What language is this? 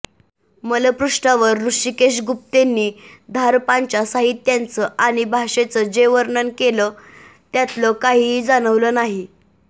Marathi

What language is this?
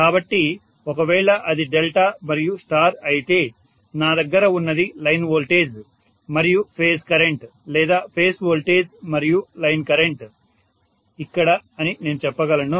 Telugu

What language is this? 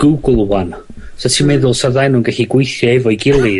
Welsh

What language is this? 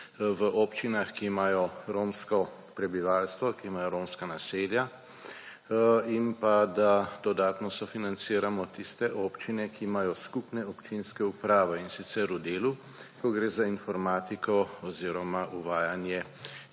Slovenian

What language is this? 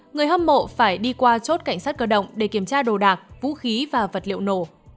Vietnamese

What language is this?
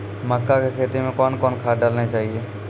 Maithili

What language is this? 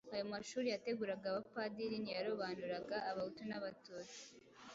Kinyarwanda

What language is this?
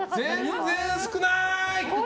Japanese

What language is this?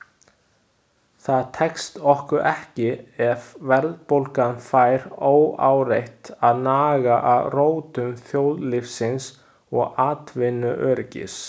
Icelandic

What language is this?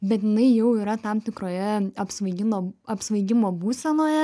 Lithuanian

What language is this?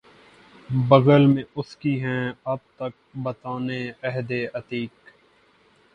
Urdu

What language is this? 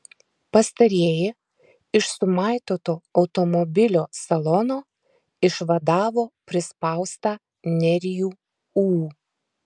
Lithuanian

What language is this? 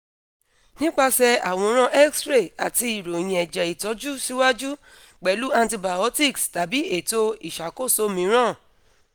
Yoruba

